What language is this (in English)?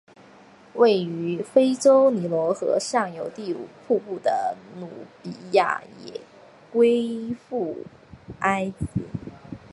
Chinese